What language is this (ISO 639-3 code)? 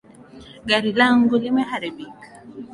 swa